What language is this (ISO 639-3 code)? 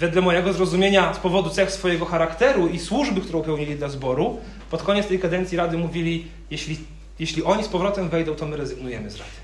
pol